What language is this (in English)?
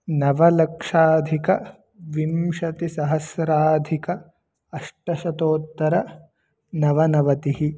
Sanskrit